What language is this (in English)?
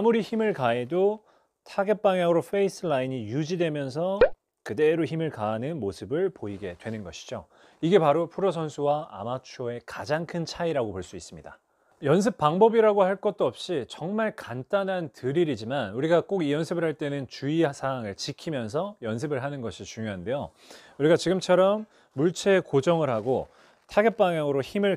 Korean